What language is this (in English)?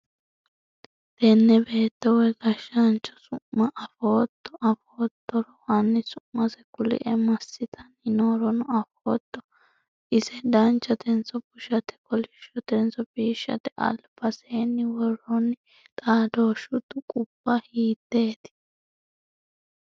Sidamo